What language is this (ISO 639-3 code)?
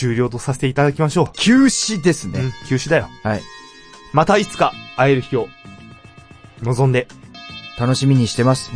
jpn